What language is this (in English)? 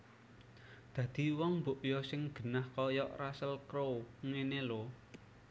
Javanese